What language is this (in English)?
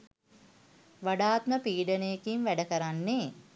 Sinhala